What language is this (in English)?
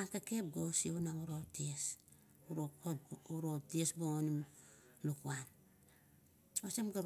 Kuot